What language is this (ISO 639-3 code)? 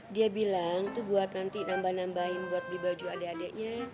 ind